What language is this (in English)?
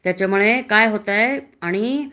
Marathi